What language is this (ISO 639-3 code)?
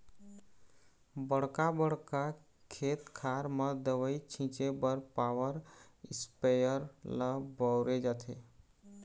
hne